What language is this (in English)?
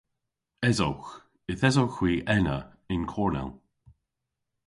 Cornish